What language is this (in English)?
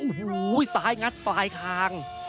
Thai